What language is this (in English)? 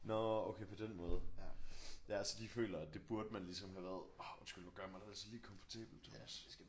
Danish